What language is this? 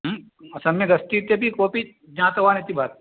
Sanskrit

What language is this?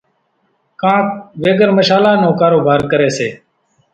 Kachi Koli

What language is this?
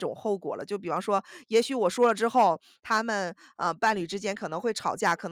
Chinese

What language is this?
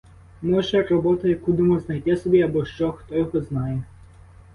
Ukrainian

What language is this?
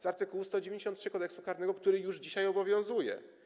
Polish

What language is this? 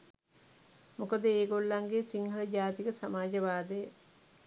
Sinhala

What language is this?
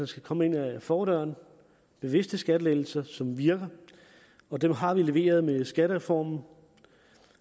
Danish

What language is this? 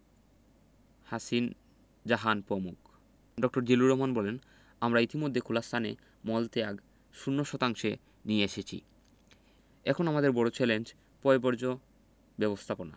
Bangla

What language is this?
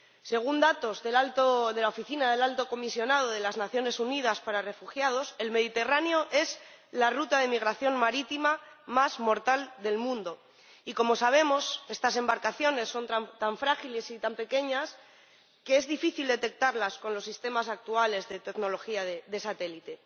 Spanish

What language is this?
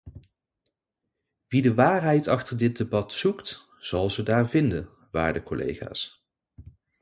Dutch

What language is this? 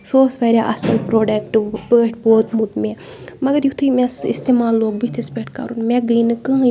Kashmiri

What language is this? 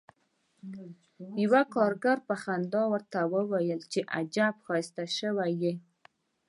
Pashto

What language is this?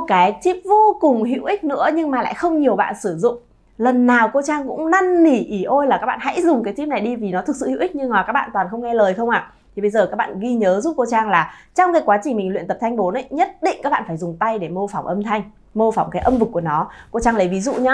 Vietnamese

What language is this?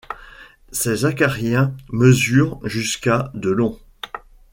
French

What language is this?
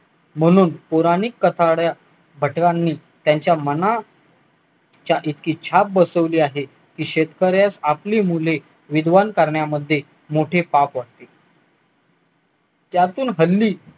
Marathi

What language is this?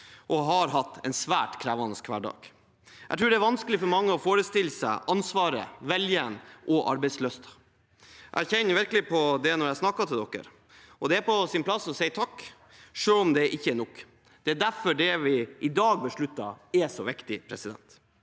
Norwegian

